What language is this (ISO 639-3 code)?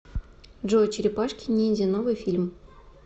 rus